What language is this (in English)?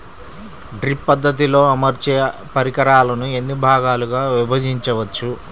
Telugu